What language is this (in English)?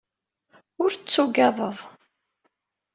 Kabyle